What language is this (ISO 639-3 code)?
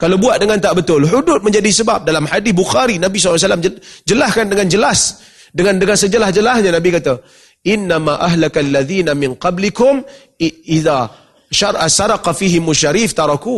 msa